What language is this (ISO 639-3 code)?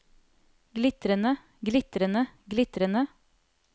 nor